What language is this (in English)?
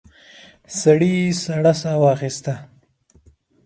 Pashto